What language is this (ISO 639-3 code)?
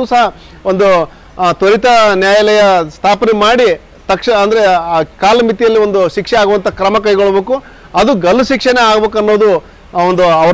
kan